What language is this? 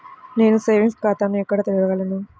Telugu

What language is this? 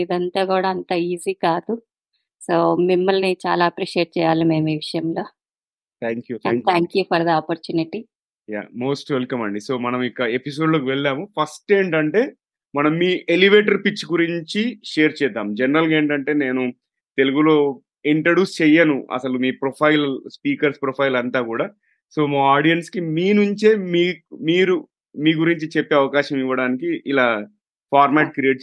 Telugu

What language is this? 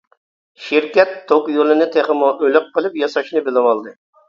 Uyghur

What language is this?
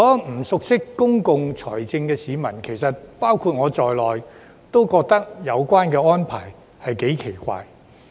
Cantonese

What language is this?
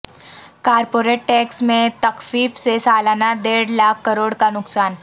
Urdu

